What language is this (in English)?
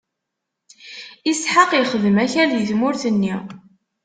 Kabyle